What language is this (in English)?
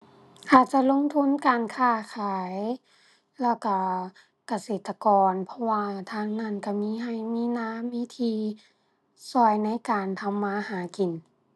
Thai